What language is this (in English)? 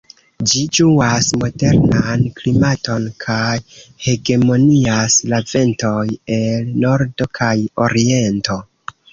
Esperanto